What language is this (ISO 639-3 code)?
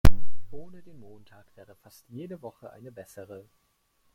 deu